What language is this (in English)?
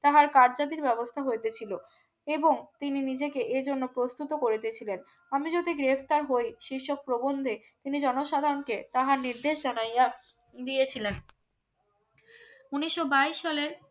Bangla